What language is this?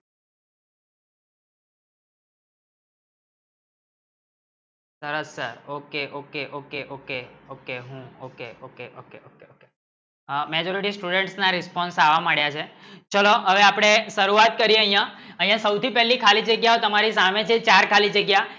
Gujarati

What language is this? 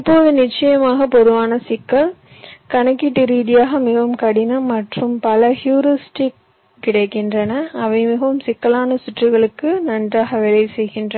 Tamil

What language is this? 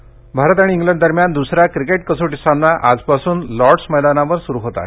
Marathi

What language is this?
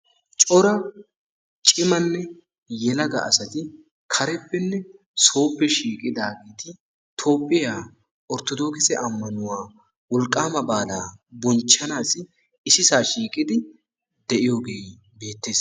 Wolaytta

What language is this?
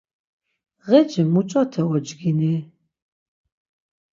Laz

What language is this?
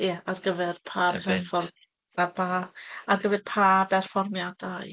Welsh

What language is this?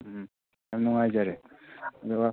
Manipuri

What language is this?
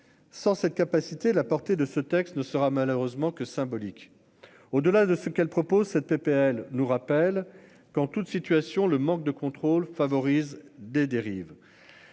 French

